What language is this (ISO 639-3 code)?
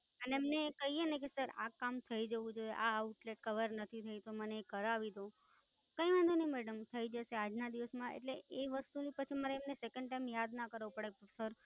guj